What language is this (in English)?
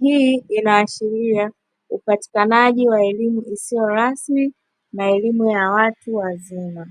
Swahili